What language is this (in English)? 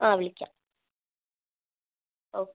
Malayalam